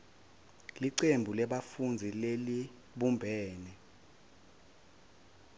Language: Swati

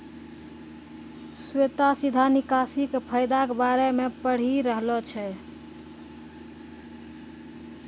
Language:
Maithili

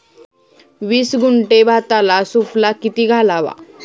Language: Marathi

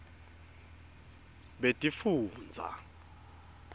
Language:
Swati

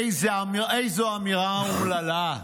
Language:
Hebrew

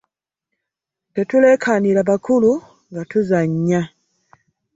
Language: Ganda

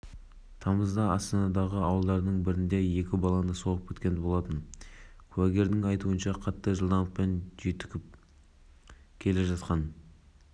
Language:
Kazakh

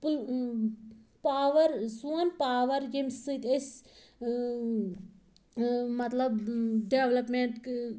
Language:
Kashmiri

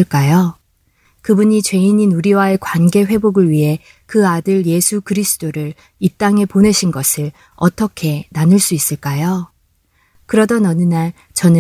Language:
Korean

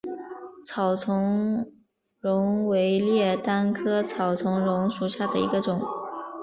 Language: Chinese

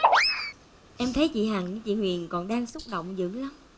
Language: Vietnamese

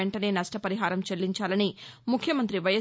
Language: Telugu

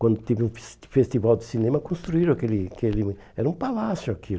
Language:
Portuguese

